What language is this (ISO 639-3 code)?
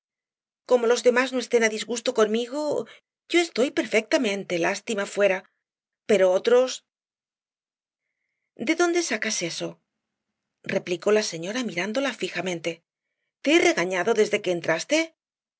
spa